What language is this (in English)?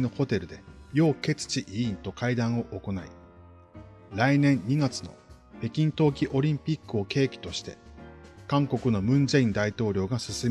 Japanese